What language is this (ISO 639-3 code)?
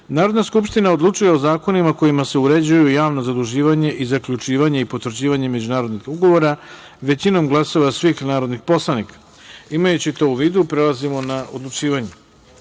srp